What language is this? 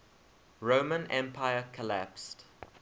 English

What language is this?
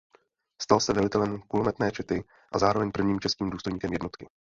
Czech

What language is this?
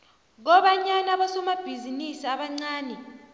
South Ndebele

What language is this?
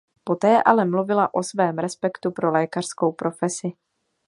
Czech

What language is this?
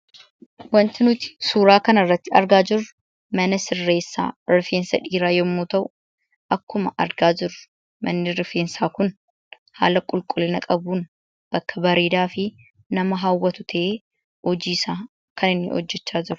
Oromo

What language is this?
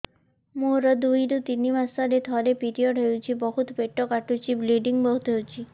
Odia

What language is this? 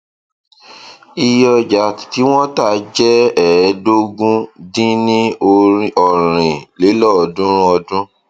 Yoruba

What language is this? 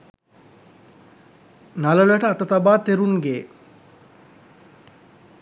Sinhala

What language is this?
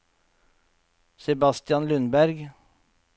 Norwegian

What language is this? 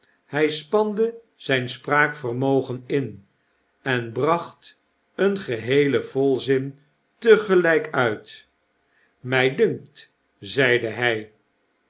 Dutch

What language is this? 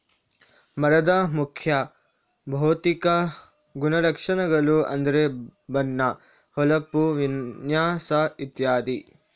Kannada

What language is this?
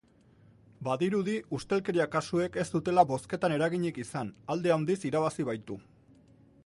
Basque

